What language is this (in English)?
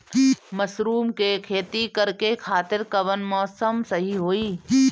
Bhojpuri